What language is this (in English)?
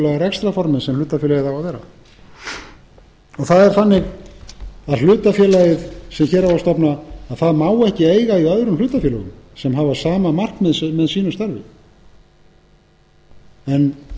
Icelandic